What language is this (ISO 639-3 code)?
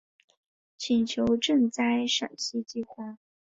zho